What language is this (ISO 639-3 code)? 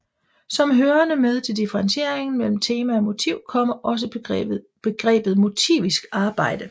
dan